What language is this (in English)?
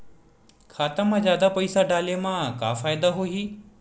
Chhattisgarhi